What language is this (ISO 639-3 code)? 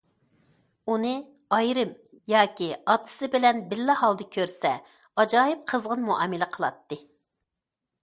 uig